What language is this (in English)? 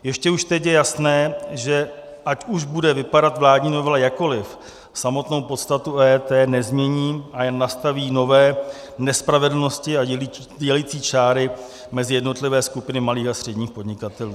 Czech